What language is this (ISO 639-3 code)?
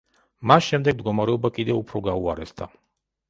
kat